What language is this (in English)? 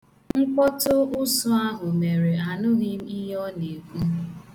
Igbo